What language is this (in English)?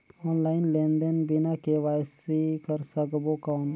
Chhattisgarhi